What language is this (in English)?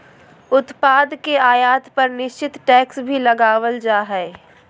Magahi